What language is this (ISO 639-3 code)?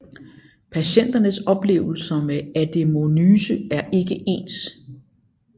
dan